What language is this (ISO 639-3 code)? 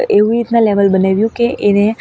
guj